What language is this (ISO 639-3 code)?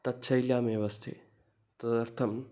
san